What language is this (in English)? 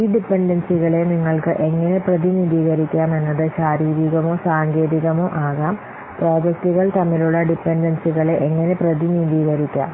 Malayalam